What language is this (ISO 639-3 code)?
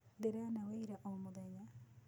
kik